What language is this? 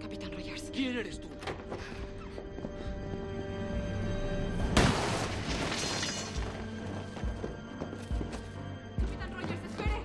Spanish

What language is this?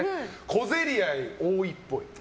Japanese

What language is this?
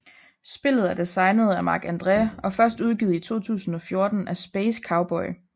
Danish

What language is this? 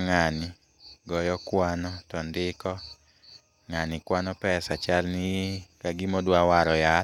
Luo (Kenya and Tanzania)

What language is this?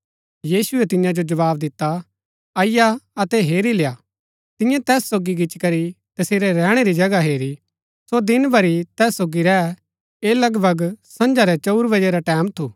Gaddi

